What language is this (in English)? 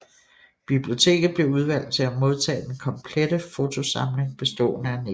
Danish